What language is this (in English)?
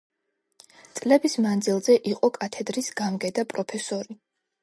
Georgian